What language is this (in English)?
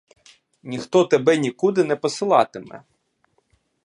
Ukrainian